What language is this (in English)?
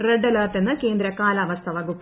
Malayalam